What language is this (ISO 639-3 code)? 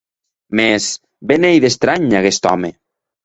oci